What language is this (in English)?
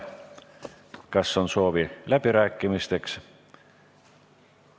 Estonian